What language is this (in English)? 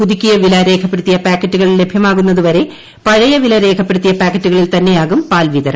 Malayalam